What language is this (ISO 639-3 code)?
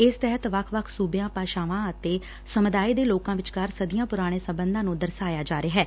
pan